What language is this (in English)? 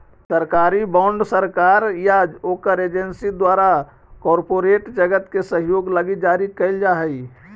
Magahi